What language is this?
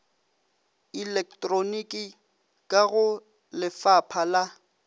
Northern Sotho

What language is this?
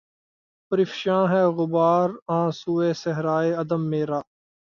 Urdu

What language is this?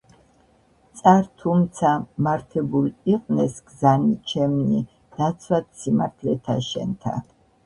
Georgian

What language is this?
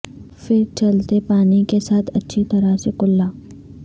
Urdu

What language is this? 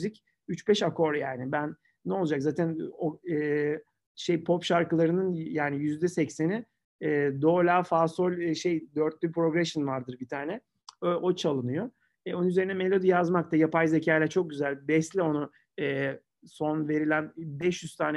Turkish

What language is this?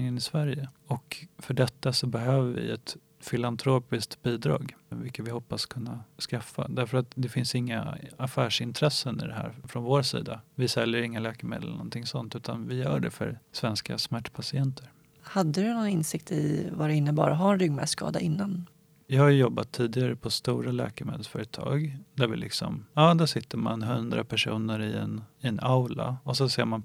Swedish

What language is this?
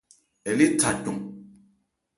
Ebrié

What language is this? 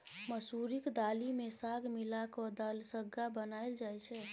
Maithili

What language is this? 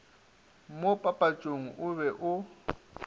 Northern Sotho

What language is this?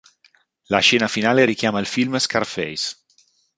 Italian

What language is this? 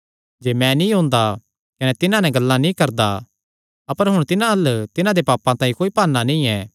Kangri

